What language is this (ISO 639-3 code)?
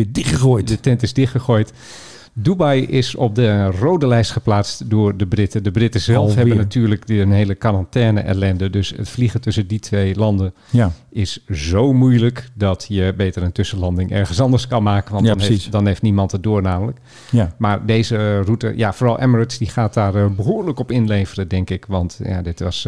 nld